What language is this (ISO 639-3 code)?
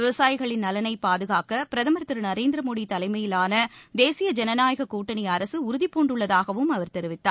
tam